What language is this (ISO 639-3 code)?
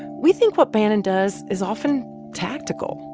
eng